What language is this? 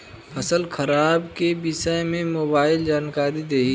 Bhojpuri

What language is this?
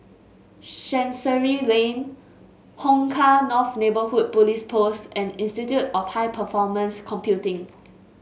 English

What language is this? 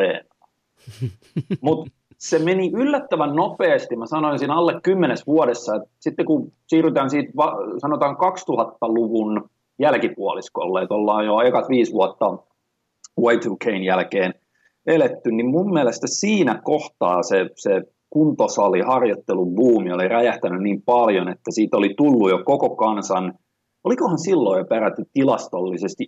Finnish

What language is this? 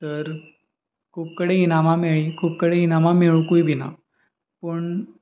Konkani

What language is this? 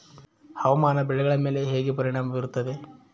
Kannada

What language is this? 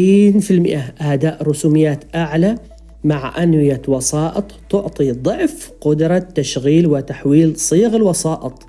Arabic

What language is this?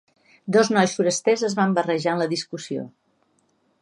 Catalan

